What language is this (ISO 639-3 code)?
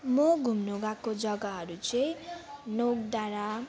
nep